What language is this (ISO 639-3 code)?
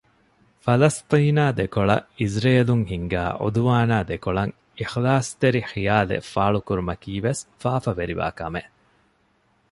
div